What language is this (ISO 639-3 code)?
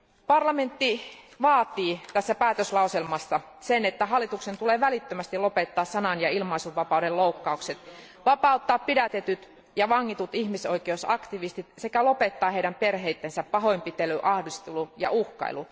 fin